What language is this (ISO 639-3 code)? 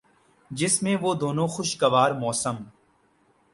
urd